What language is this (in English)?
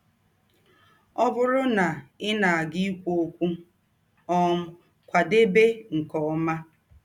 Igbo